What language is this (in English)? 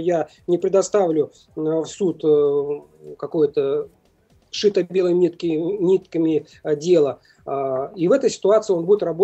Russian